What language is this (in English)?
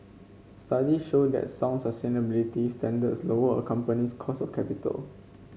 English